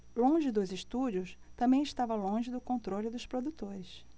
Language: Portuguese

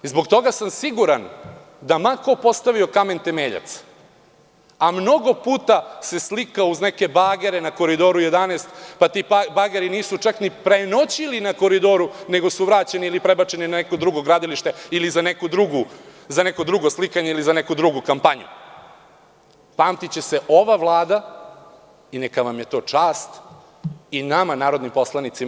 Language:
Serbian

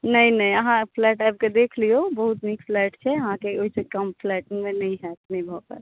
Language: Maithili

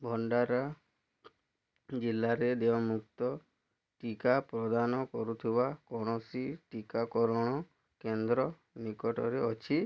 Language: Odia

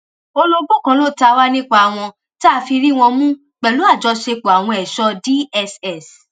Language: Yoruba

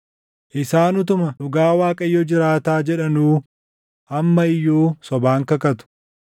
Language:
Oromo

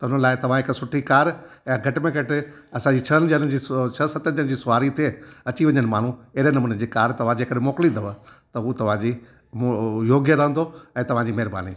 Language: Sindhi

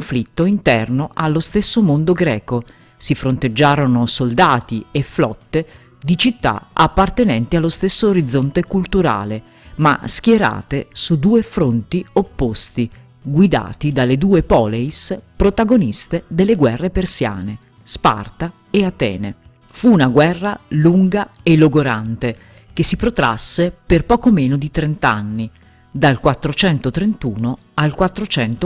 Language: Italian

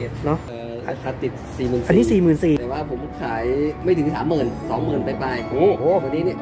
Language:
Thai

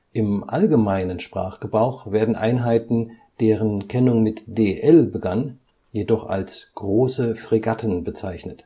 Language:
German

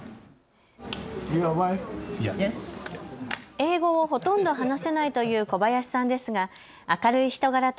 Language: Japanese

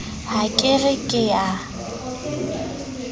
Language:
Southern Sotho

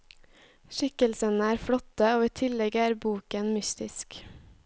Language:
Norwegian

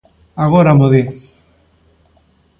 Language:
Galician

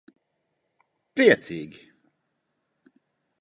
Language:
Latvian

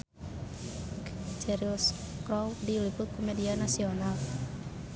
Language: Sundanese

